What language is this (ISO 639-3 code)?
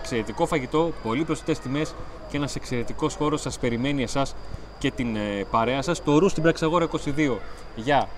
ell